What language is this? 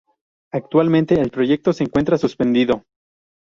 Spanish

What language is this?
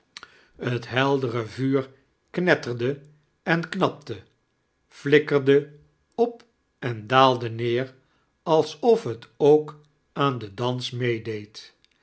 Dutch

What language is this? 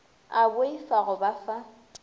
Northern Sotho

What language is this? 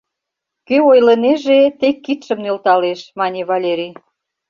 Mari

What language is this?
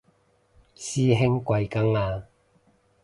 Cantonese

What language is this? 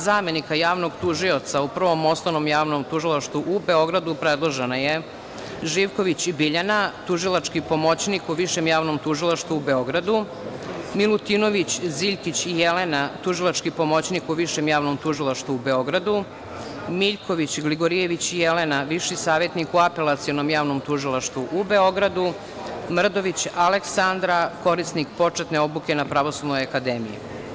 Serbian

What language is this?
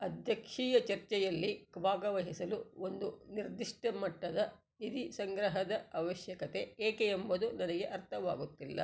Kannada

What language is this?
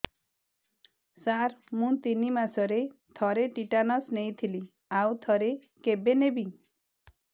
Odia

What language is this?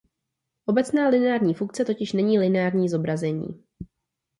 Czech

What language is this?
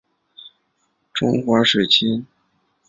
Chinese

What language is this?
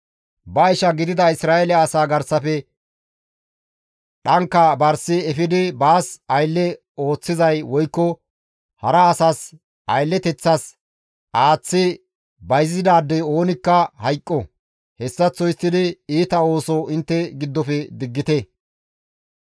Gamo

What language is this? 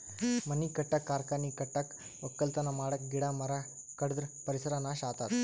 Kannada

